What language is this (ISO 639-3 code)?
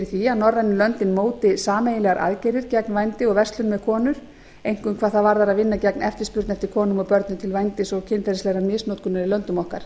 isl